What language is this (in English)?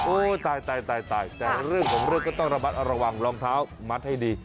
Thai